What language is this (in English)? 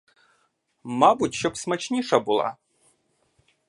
Ukrainian